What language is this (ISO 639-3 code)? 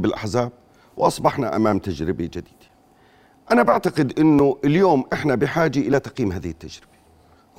ara